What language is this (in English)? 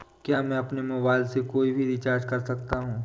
Hindi